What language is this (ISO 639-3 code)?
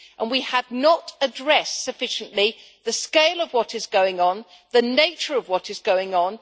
eng